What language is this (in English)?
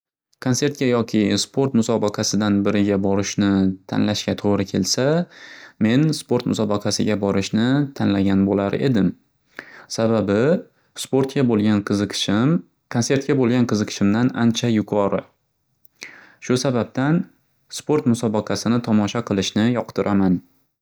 Uzbek